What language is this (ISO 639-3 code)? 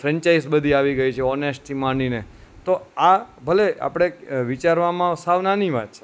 guj